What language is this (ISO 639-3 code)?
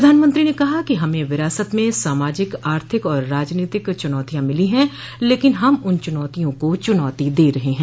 hin